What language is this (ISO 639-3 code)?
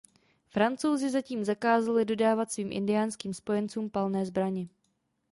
ces